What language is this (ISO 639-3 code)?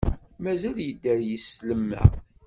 kab